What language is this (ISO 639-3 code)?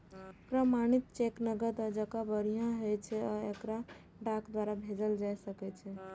mai